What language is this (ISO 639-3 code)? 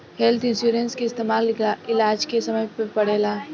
bho